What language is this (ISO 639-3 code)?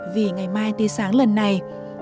vie